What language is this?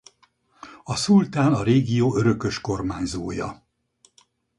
Hungarian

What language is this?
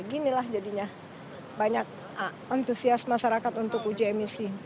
Indonesian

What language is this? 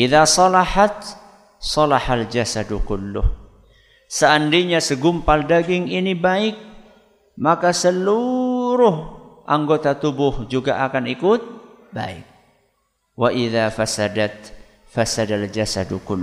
Indonesian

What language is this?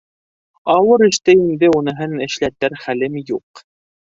Bashkir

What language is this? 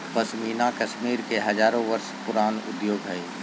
Magahi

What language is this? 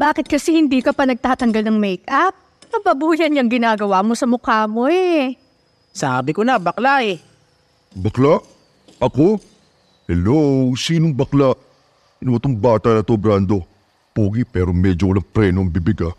Filipino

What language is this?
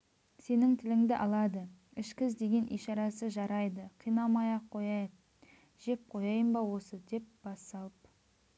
Kazakh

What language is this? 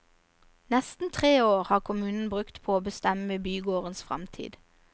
Norwegian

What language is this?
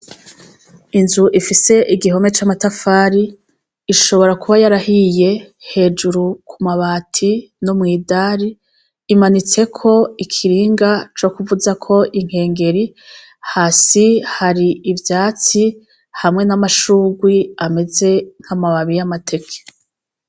Rundi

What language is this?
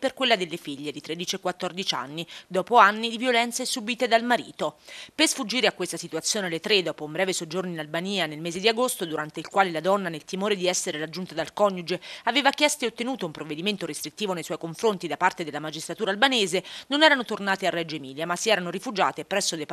Italian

